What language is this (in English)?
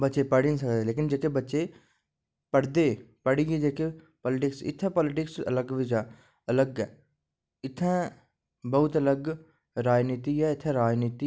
Dogri